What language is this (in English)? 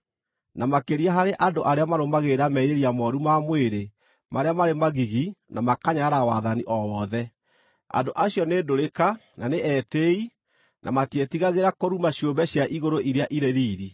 Kikuyu